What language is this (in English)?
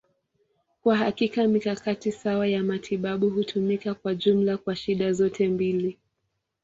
Swahili